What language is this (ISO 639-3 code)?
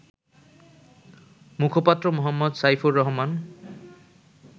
ben